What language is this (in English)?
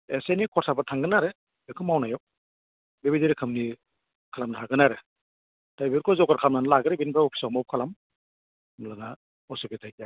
Bodo